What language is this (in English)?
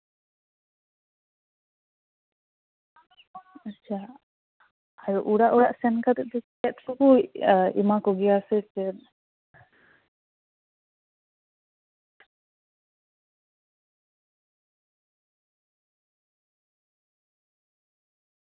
Santali